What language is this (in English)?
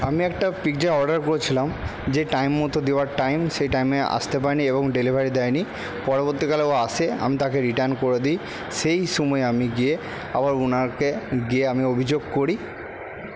Bangla